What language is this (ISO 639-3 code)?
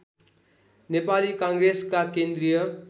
nep